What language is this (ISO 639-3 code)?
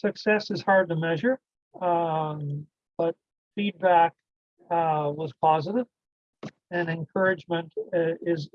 eng